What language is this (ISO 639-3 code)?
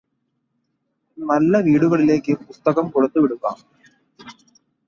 mal